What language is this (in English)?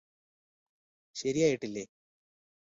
Malayalam